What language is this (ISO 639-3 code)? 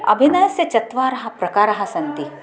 san